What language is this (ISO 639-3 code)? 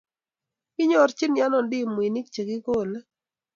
kln